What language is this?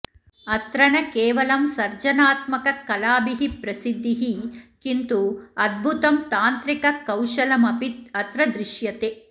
Sanskrit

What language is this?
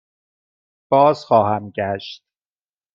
Persian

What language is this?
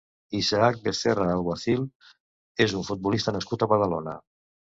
Catalan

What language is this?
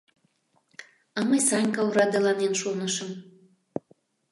Mari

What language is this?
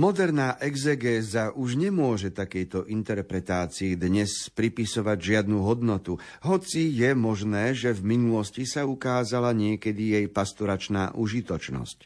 Slovak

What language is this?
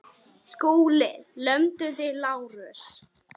Icelandic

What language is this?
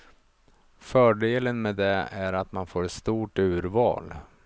Swedish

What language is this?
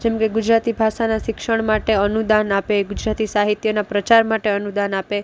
Gujarati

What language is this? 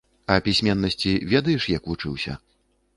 Belarusian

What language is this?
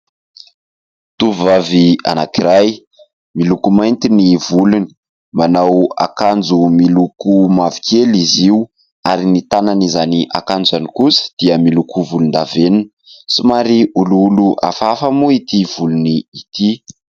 Malagasy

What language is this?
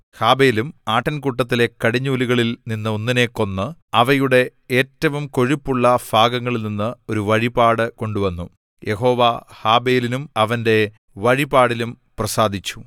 Malayalam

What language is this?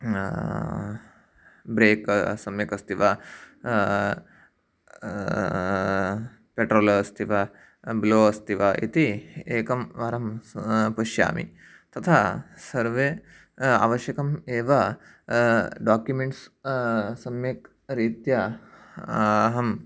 Sanskrit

